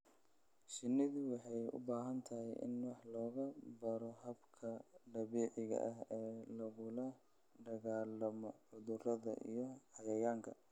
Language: Somali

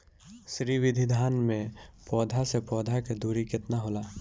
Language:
Bhojpuri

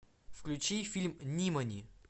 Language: Russian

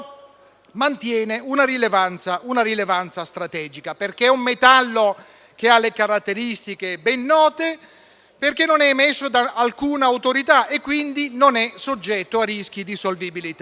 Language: Italian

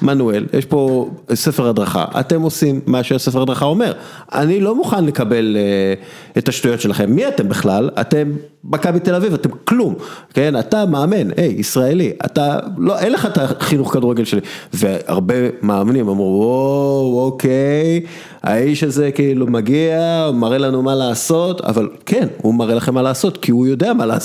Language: Hebrew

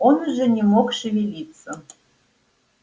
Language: Russian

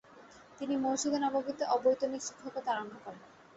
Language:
Bangla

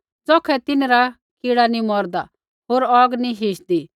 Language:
Kullu Pahari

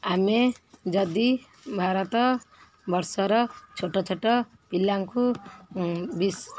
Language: Odia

